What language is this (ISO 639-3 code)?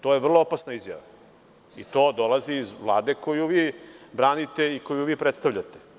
srp